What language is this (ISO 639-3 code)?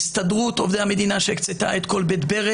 heb